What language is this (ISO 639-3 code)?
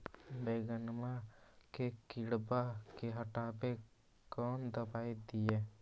mag